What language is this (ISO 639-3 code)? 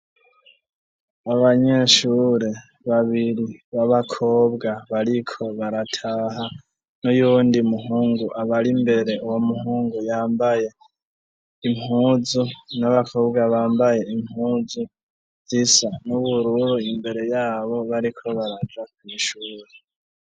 run